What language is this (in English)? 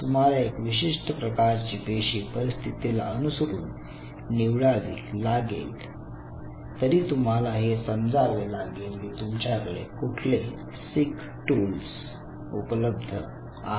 Marathi